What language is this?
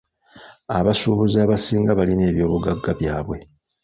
Ganda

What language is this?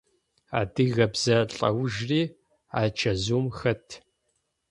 Adyghe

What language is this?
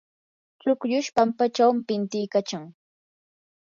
Yanahuanca Pasco Quechua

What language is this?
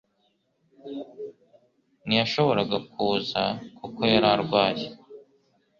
Kinyarwanda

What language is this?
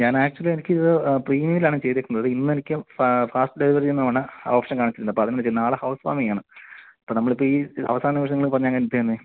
Malayalam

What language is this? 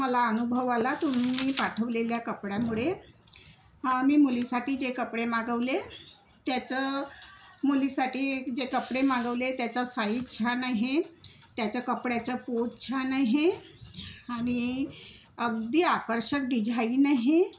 Marathi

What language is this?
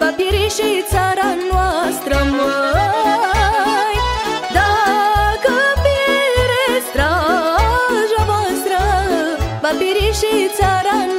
Romanian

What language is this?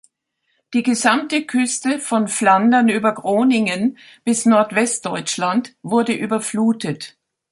German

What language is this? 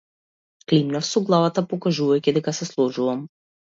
Macedonian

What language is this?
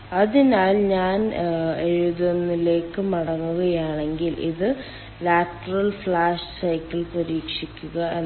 Malayalam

